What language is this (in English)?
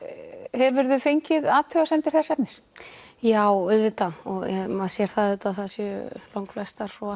Icelandic